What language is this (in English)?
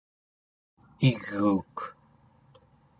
Central Yupik